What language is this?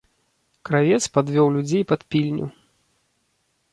Belarusian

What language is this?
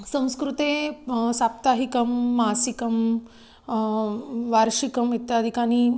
Sanskrit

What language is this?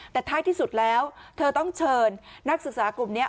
Thai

